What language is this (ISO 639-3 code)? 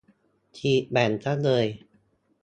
tha